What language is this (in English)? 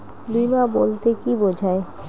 Bangla